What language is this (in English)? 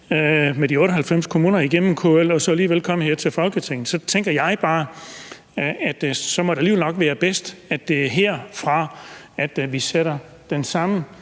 Danish